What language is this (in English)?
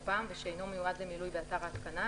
Hebrew